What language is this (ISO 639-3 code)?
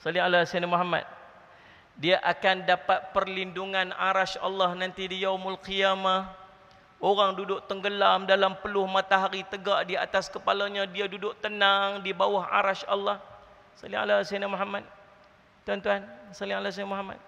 msa